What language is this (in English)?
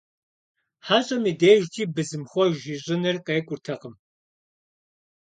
Kabardian